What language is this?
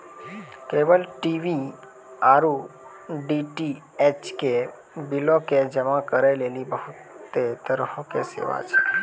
Maithili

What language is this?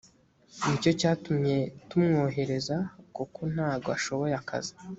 Kinyarwanda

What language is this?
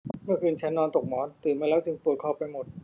Thai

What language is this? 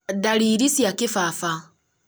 Kikuyu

